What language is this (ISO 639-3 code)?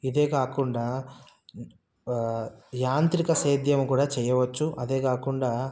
tel